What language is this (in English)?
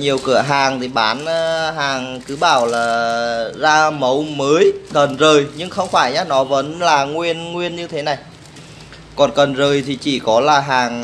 Vietnamese